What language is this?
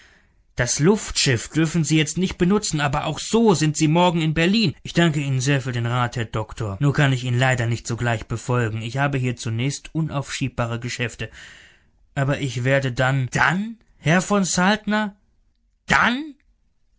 German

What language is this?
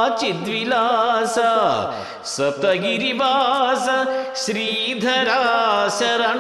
Romanian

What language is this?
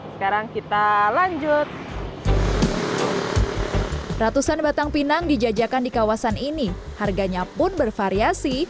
Indonesian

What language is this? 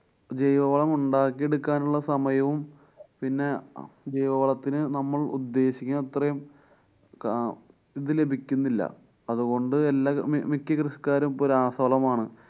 Malayalam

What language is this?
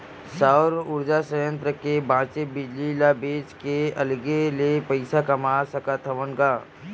Chhattisgarhi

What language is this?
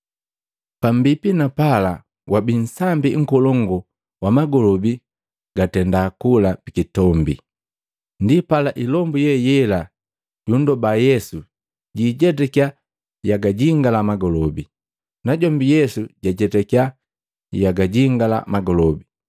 Matengo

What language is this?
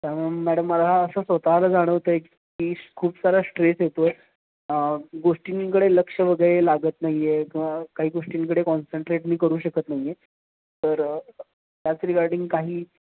Marathi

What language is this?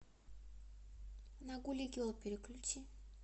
Russian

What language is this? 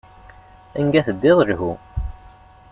Kabyle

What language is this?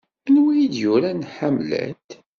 Kabyle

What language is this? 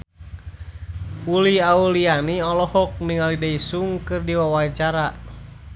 Sundanese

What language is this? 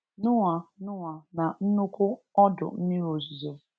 Igbo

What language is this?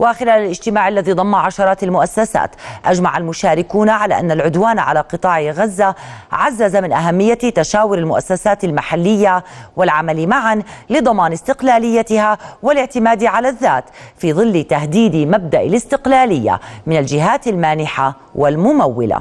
Arabic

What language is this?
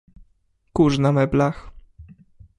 Polish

